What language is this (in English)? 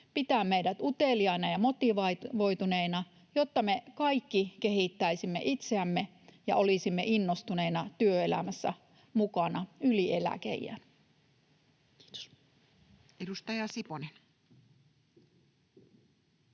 Finnish